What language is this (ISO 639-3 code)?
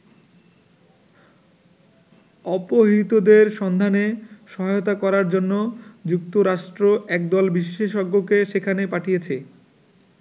ben